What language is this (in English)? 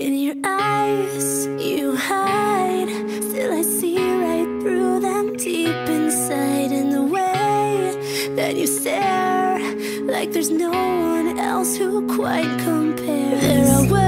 French